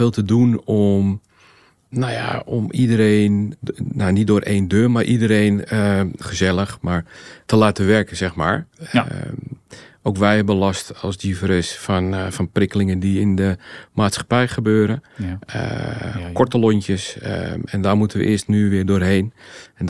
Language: Dutch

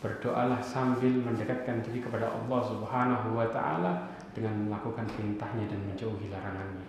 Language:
Indonesian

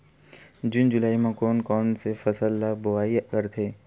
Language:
Chhattisgarhi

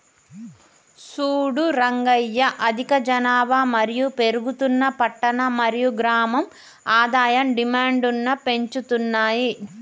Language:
Telugu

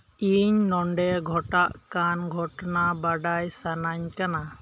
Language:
Santali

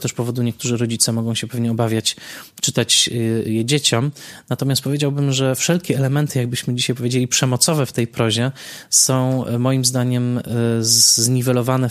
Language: Polish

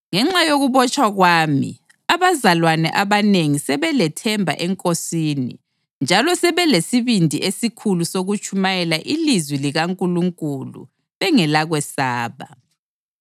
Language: North Ndebele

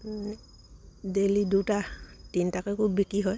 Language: Assamese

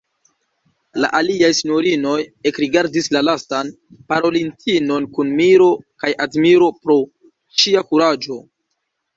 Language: Esperanto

